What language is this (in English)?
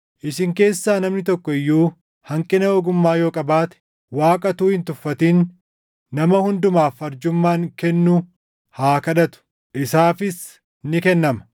Oromo